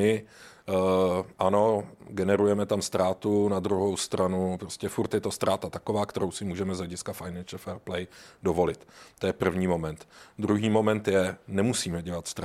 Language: Czech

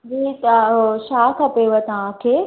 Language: Sindhi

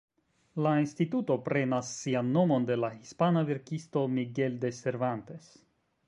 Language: Esperanto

